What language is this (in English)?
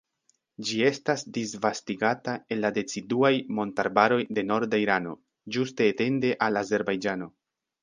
Esperanto